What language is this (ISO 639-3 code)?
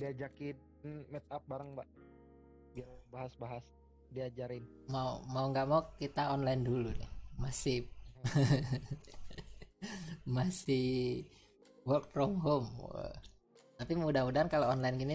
ind